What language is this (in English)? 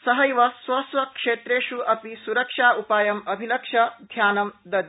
Sanskrit